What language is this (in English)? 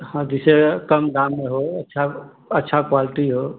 Hindi